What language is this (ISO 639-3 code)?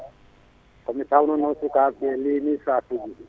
ful